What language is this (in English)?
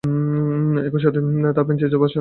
Bangla